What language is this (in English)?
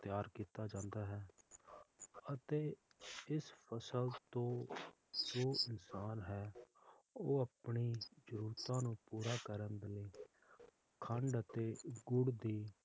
Punjabi